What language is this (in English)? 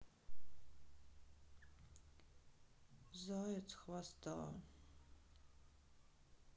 Russian